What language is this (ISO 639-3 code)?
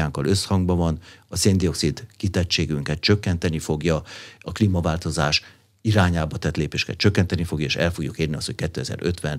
hun